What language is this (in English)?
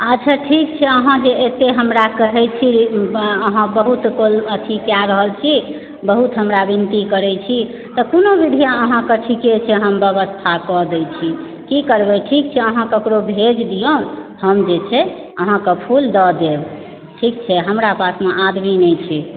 Maithili